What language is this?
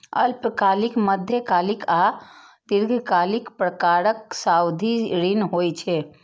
Maithili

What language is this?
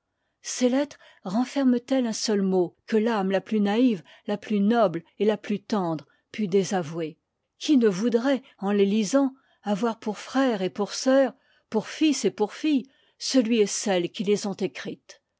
French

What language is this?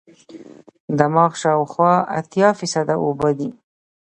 Pashto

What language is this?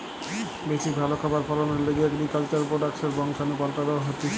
Bangla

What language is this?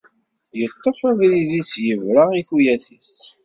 Kabyle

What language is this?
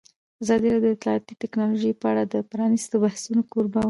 Pashto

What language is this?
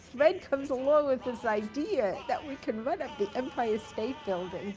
English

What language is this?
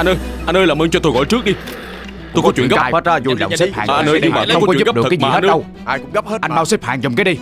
Vietnamese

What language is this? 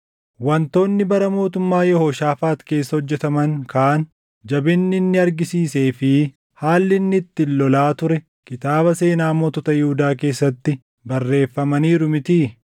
Oromo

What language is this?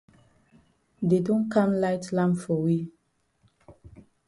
Cameroon Pidgin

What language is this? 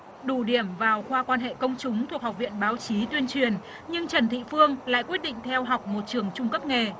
Vietnamese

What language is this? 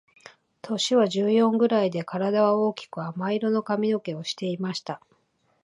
Japanese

